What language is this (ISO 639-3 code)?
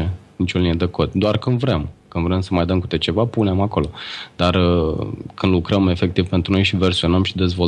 ron